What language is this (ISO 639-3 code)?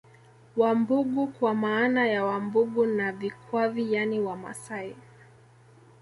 swa